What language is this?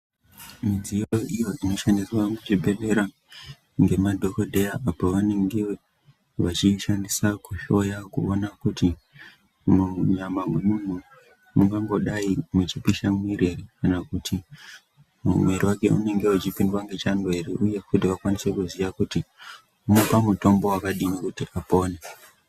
Ndau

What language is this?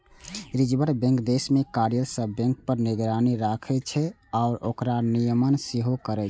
Maithili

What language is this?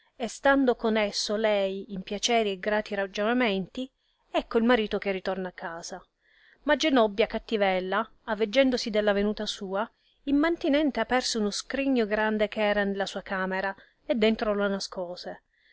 Italian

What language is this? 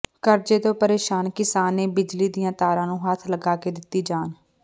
Punjabi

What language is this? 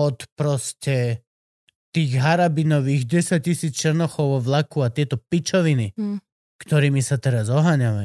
Slovak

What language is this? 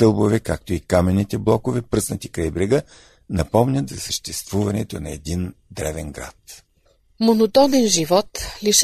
Bulgarian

